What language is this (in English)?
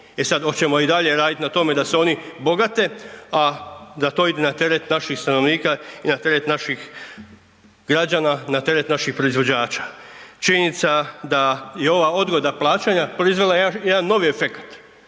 Croatian